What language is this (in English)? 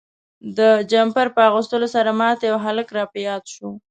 Pashto